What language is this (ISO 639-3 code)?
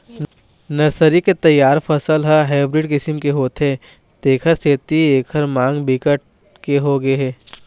hne